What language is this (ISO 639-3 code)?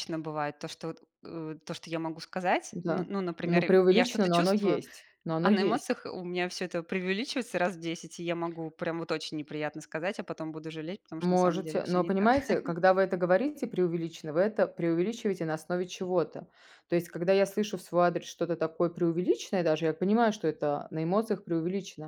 rus